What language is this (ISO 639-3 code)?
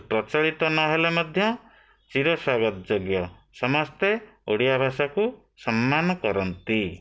ori